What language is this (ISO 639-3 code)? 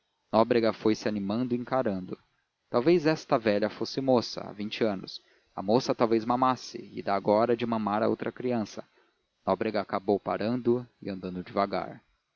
por